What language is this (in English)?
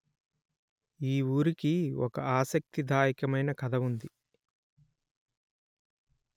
Telugu